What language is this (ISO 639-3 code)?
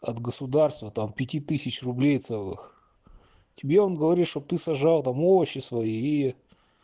rus